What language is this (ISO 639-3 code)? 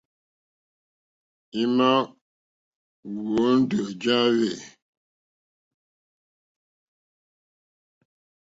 bri